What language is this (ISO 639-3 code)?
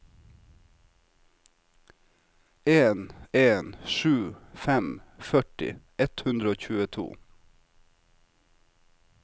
nor